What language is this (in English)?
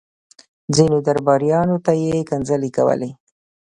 Pashto